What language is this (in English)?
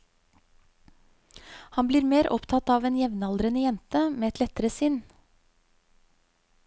Norwegian